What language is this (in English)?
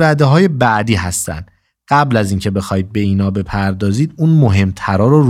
Persian